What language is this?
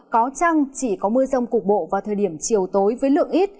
Vietnamese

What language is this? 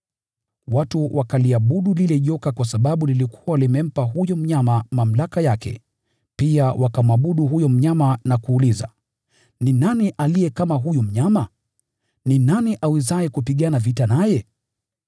Swahili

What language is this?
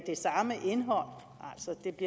Danish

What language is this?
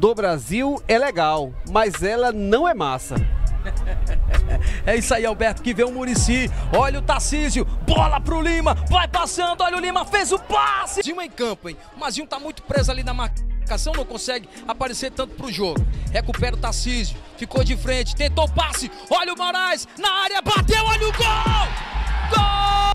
Portuguese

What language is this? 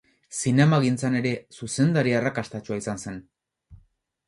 Basque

